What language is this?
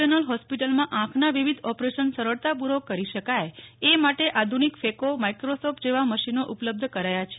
Gujarati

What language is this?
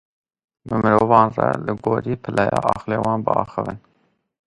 Kurdish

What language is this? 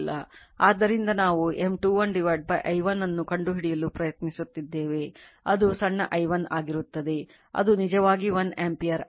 Kannada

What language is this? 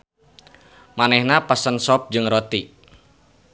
Sundanese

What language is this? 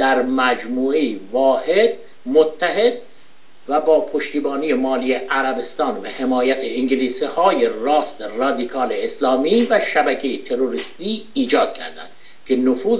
Persian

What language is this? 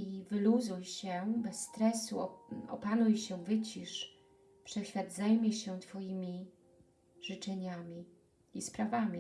Polish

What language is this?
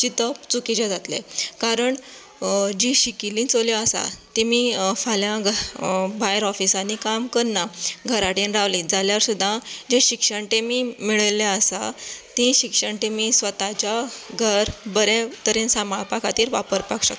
Konkani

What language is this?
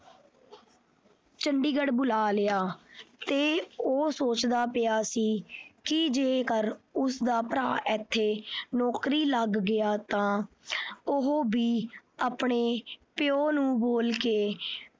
Punjabi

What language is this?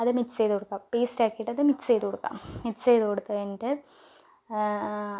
Malayalam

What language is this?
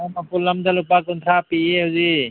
Manipuri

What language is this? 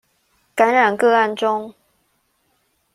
Chinese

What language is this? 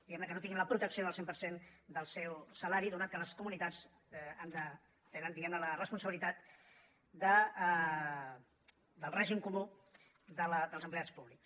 Catalan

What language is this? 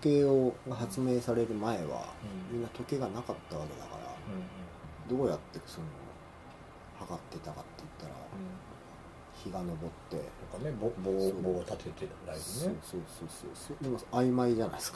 Japanese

